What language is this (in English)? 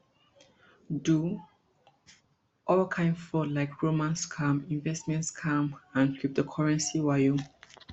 Nigerian Pidgin